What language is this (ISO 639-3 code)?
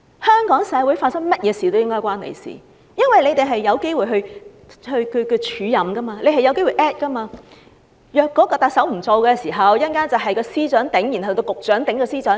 yue